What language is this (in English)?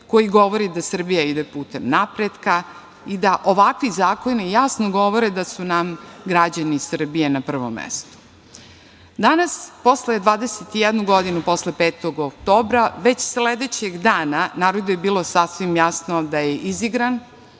Serbian